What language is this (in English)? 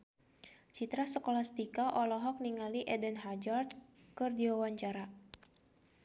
Sundanese